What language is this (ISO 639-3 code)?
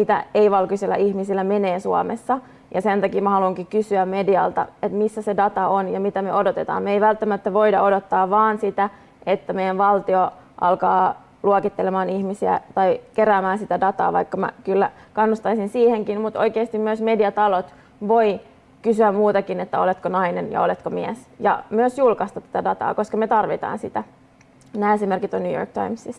fin